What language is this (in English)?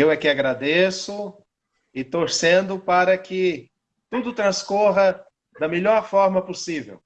Portuguese